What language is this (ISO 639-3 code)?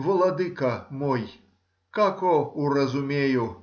rus